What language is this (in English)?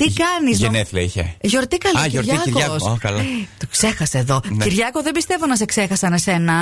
Greek